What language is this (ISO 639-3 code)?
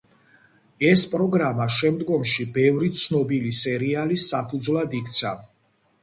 kat